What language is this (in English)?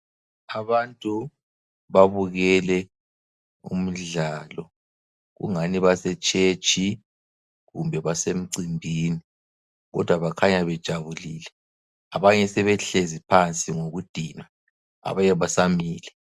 North Ndebele